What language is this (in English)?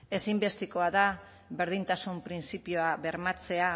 Basque